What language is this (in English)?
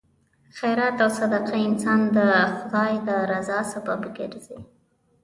Pashto